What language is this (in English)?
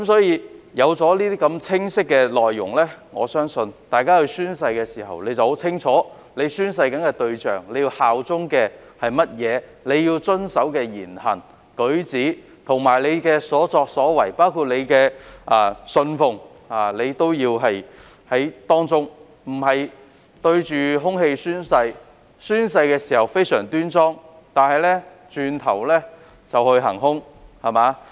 Cantonese